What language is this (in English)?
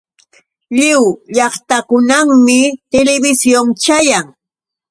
Yauyos Quechua